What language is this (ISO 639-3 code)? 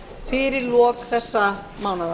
isl